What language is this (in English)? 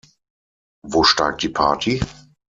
German